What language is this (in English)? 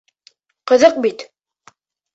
Bashkir